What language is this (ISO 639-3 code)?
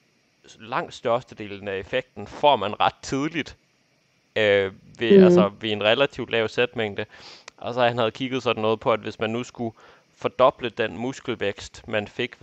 dan